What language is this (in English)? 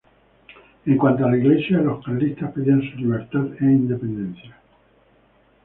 Spanish